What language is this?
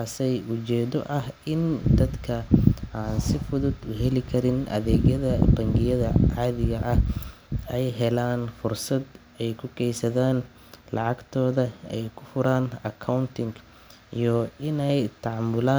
Somali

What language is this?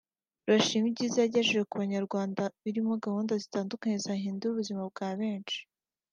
Kinyarwanda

